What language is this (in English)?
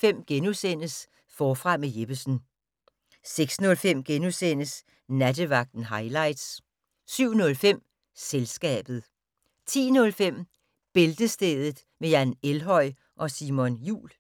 Danish